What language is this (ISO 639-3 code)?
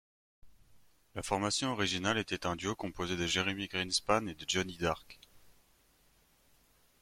fra